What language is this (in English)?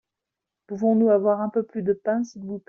French